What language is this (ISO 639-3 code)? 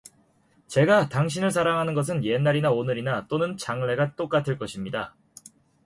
kor